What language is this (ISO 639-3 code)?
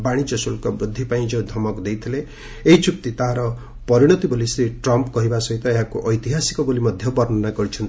ori